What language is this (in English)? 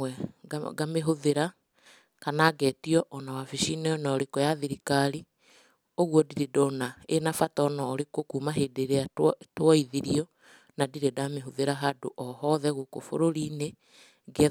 Kikuyu